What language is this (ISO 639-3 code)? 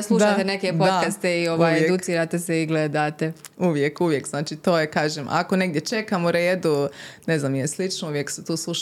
hrv